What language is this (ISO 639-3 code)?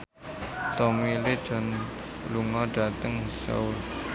jav